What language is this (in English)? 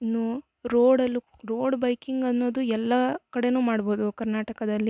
Kannada